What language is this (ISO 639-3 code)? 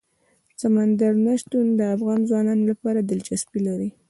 pus